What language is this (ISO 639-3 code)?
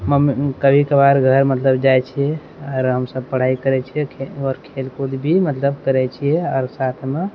mai